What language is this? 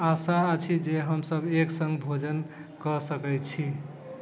Maithili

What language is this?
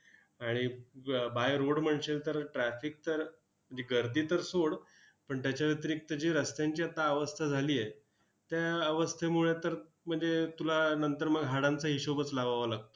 Marathi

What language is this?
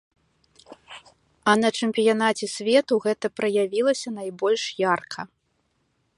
Belarusian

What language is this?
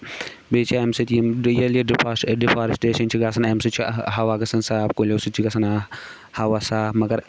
Kashmiri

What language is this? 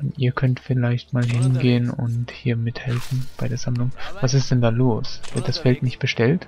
German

